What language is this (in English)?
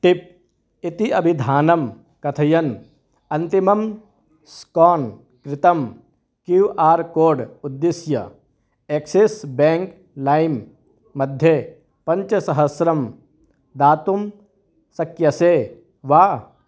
Sanskrit